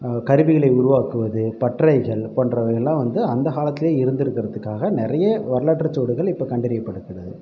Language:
Tamil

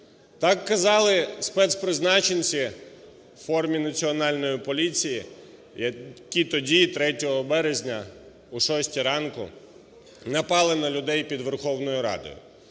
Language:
Ukrainian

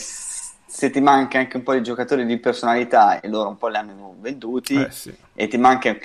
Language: Italian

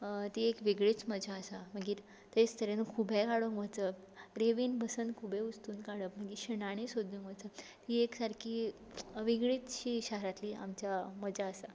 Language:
Konkani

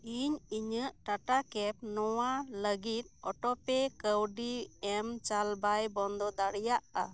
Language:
Santali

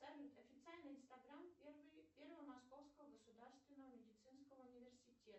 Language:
Russian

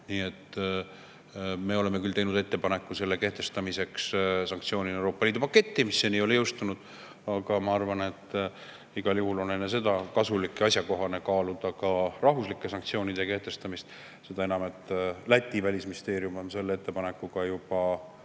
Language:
Estonian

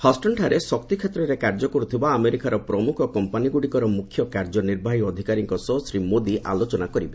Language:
Odia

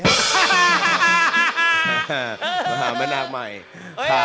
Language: Thai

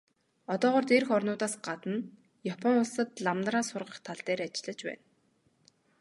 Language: Mongolian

